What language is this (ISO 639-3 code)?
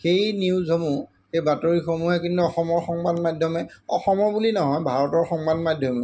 asm